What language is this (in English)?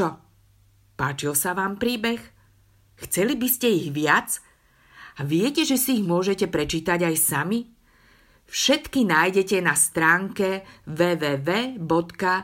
Slovak